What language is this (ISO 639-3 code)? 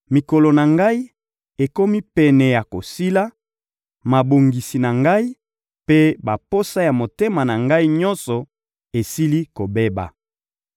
lin